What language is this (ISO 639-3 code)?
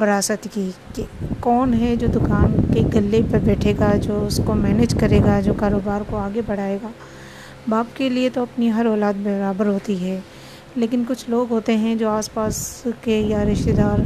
urd